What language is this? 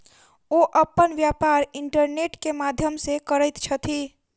Maithili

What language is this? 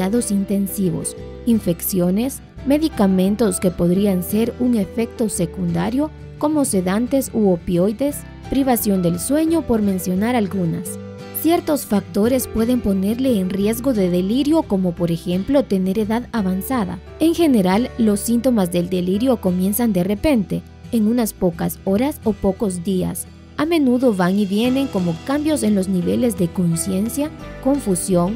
Spanish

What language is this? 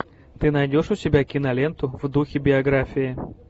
Russian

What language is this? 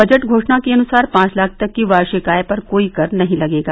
Hindi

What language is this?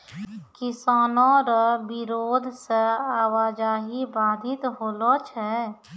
Maithili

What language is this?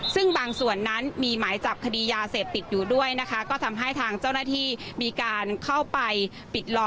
Thai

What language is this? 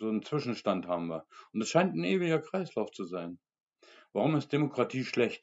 German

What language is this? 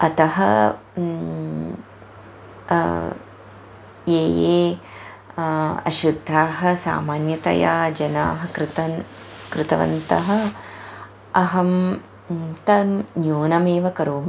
Sanskrit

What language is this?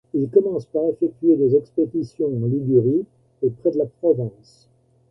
French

